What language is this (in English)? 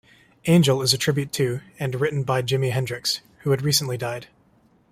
English